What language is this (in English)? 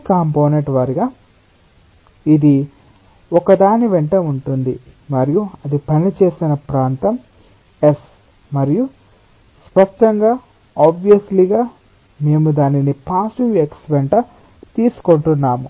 Telugu